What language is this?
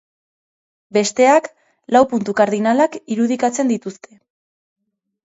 Basque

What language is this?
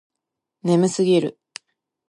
Japanese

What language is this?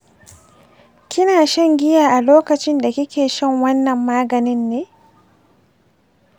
Hausa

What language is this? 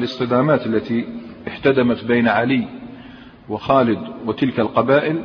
Arabic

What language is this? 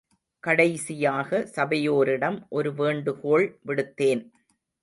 Tamil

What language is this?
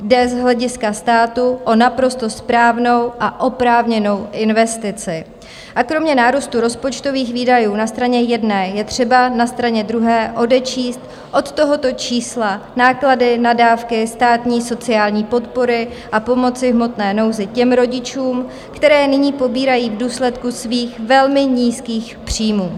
Czech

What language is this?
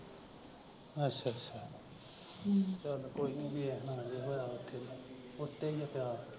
Punjabi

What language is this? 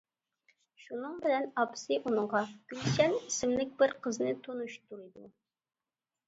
Uyghur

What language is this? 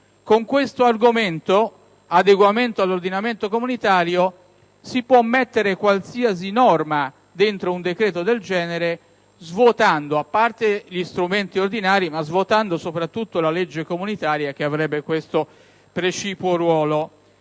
Italian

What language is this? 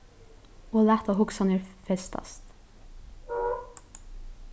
Faroese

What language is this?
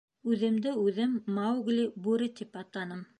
Bashkir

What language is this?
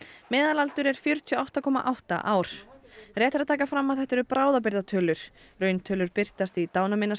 Icelandic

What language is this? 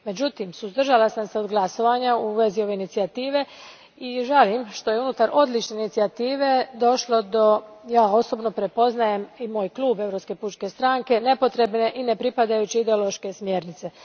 Croatian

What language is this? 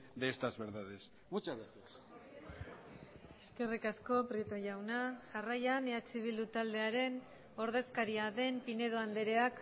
Basque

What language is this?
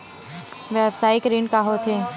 Chhattisgarhi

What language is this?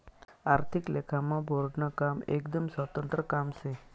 Marathi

